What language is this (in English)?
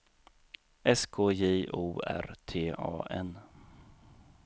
Swedish